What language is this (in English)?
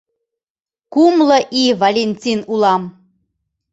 Mari